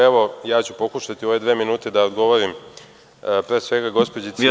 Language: Serbian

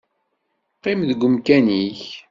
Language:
Kabyle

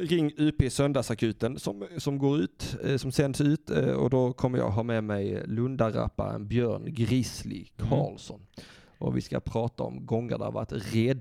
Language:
Swedish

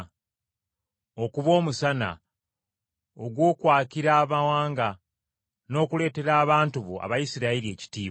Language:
Ganda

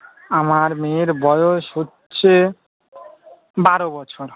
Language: Bangla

